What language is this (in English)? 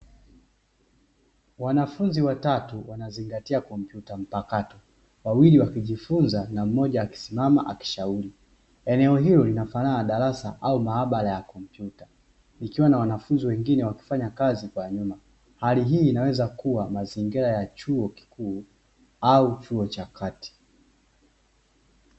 Swahili